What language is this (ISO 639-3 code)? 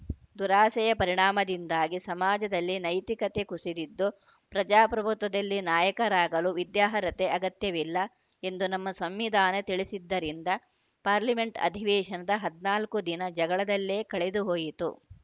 kan